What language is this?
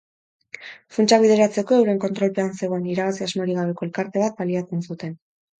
Basque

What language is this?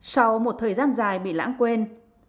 Vietnamese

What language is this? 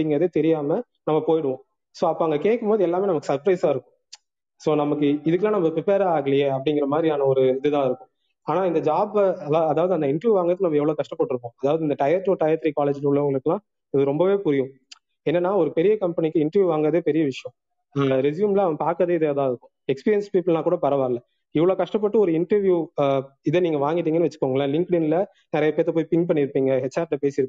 Tamil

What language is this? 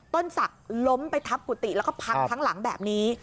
Thai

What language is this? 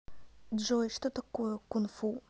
Russian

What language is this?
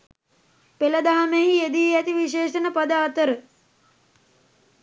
Sinhala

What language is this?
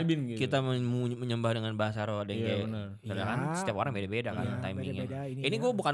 Indonesian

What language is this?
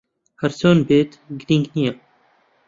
Central Kurdish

